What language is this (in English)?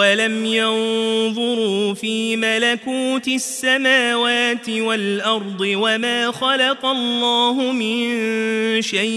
Arabic